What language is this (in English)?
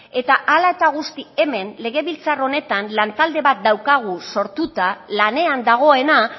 Basque